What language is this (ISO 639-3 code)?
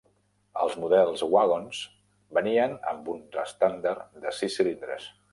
cat